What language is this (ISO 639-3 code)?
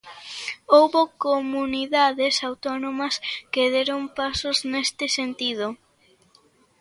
glg